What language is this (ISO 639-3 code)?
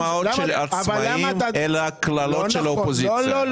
heb